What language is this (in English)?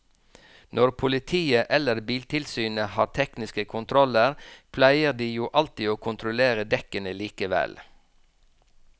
Norwegian